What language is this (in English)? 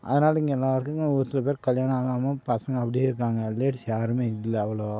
Tamil